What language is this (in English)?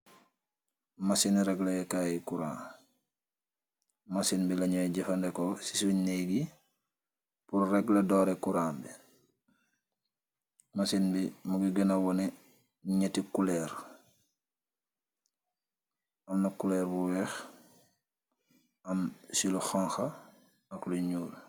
Wolof